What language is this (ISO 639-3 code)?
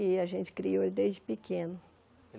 por